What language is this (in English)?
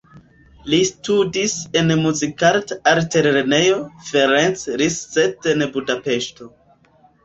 Esperanto